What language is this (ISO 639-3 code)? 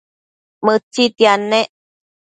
mcf